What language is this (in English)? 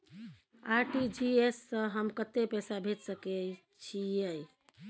Maithili